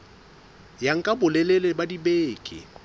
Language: Southern Sotho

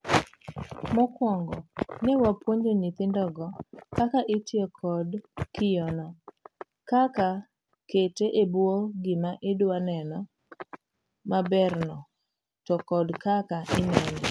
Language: Luo (Kenya and Tanzania)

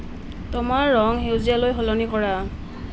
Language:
Assamese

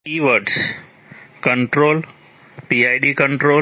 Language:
Gujarati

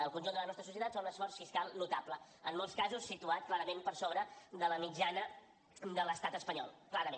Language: Catalan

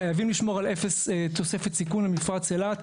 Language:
Hebrew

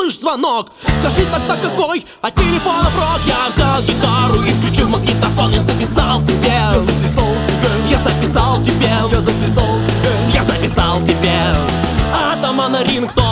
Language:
Russian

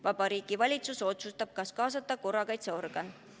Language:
Estonian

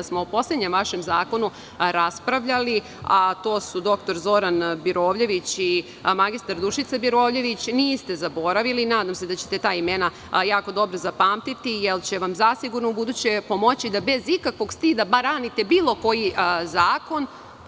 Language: Serbian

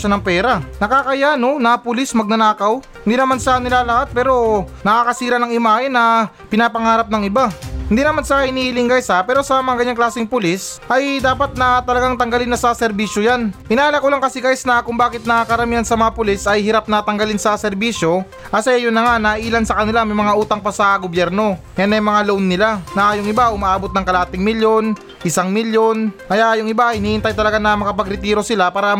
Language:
Filipino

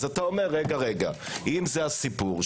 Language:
Hebrew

